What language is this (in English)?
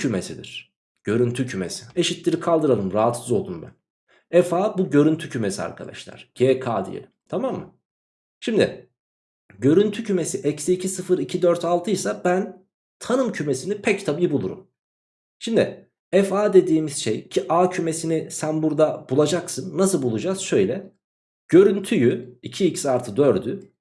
Turkish